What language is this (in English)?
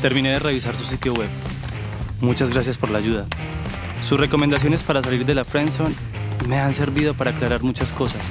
Spanish